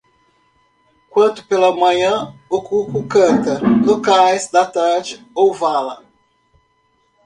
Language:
Portuguese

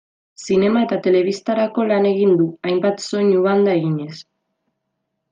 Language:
Basque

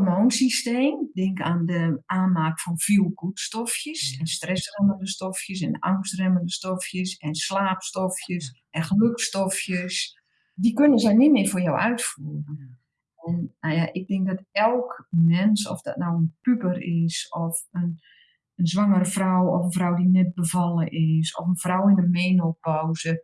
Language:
Dutch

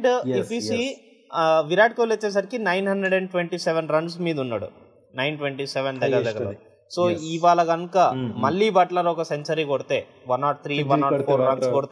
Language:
Telugu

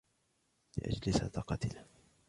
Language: Arabic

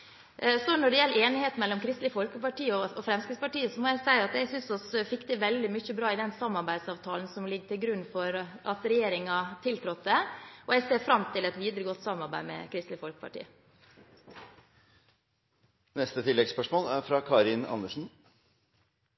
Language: Norwegian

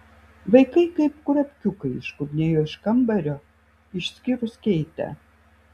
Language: Lithuanian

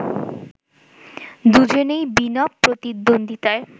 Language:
Bangla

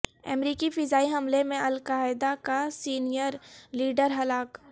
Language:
Urdu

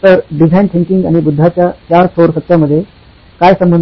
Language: Marathi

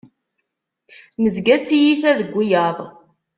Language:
Kabyle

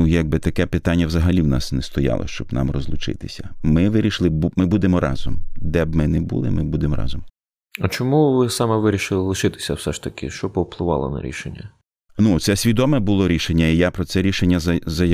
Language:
Ukrainian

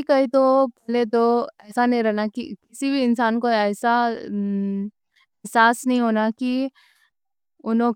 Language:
Deccan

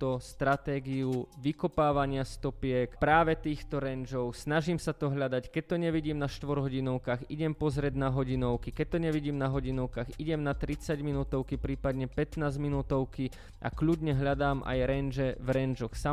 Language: Slovak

